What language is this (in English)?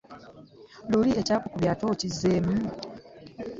Ganda